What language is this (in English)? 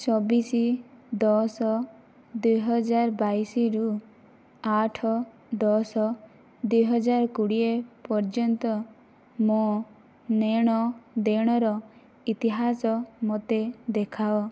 Odia